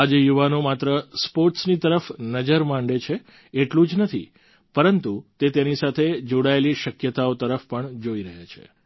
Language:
Gujarati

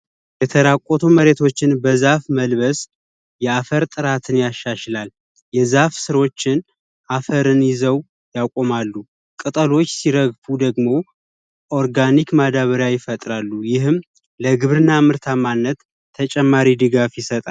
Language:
Amharic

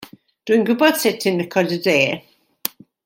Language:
Welsh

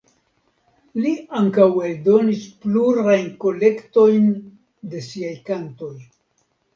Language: Esperanto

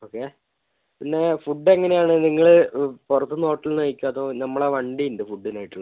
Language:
Malayalam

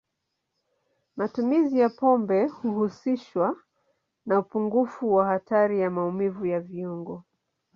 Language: Swahili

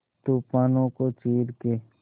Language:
Hindi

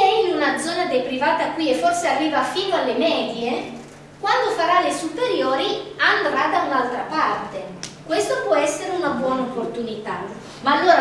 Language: Italian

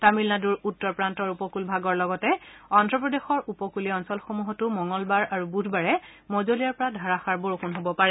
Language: Assamese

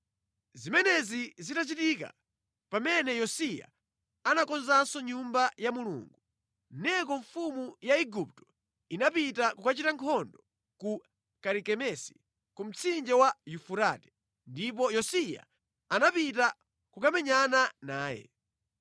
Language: Nyanja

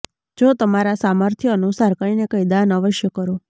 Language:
Gujarati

